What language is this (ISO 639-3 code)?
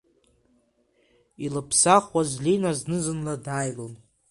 abk